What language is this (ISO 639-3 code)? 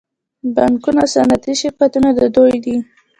pus